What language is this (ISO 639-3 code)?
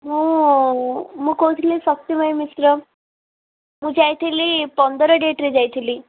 ori